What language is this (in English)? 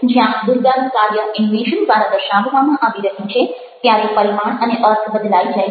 Gujarati